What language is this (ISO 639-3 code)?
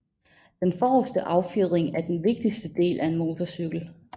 dan